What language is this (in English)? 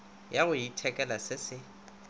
Northern Sotho